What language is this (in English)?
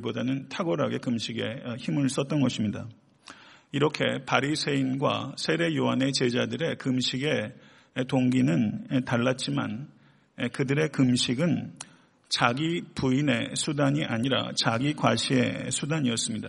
Korean